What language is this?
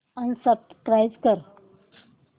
Marathi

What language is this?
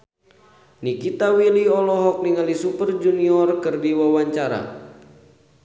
Sundanese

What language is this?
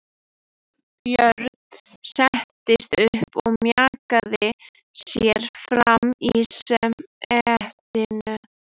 Icelandic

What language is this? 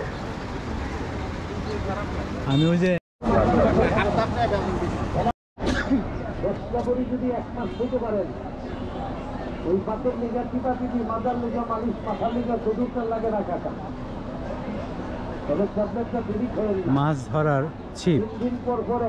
Turkish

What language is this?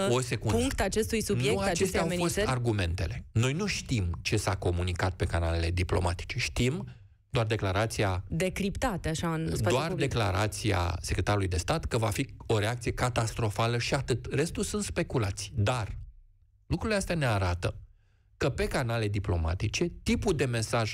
Romanian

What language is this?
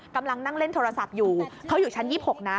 Thai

